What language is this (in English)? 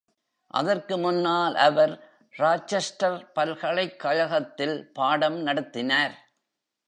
Tamil